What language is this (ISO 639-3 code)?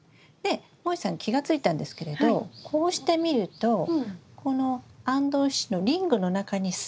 jpn